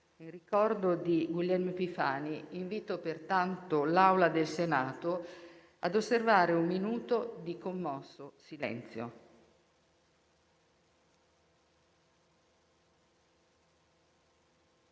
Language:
Italian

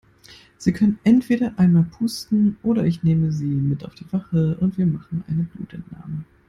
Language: German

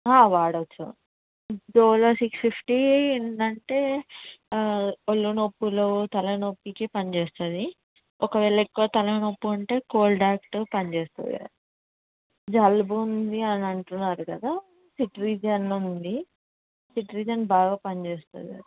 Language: Telugu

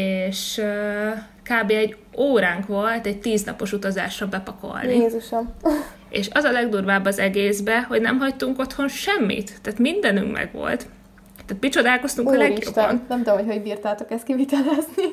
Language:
Hungarian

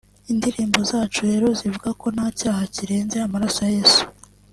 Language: Kinyarwanda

